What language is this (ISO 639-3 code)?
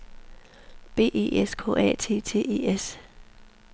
dan